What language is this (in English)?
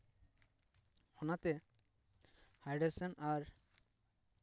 Santali